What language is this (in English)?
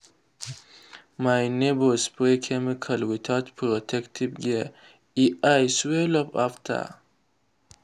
Nigerian Pidgin